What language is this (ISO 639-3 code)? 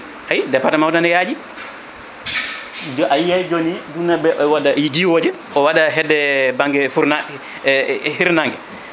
ful